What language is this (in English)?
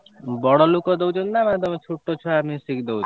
Odia